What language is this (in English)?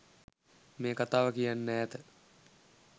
Sinhala